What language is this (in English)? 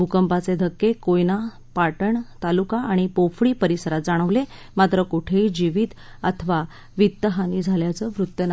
Marathi